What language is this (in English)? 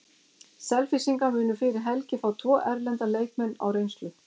Icelandic